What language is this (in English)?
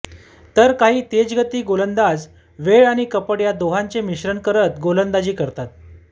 Marathi